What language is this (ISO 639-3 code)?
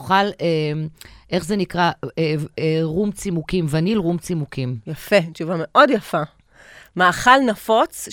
heb